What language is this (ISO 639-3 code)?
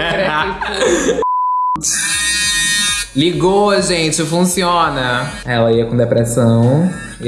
por